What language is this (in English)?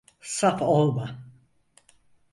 Turkish